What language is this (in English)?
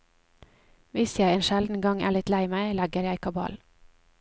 Norwegian